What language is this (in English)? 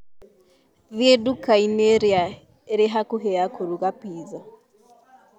Kikuyu